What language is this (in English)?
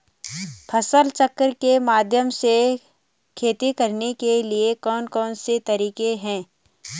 Hindi